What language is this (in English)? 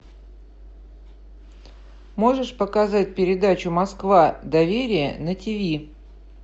Russian